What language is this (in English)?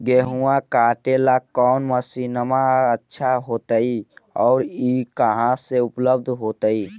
Magahi